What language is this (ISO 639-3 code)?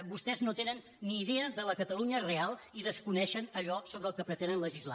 cat